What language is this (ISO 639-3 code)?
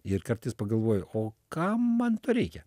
lit